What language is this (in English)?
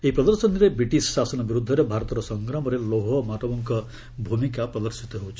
Odia